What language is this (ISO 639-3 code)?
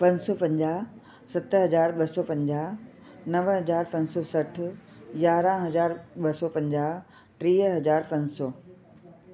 snd